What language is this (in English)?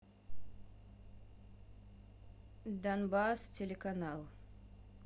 Russian